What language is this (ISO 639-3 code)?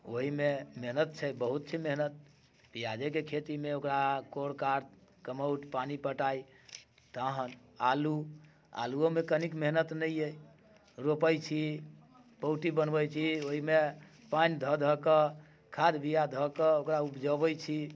mai